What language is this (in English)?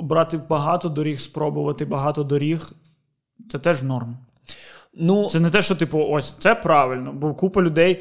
Ukrainian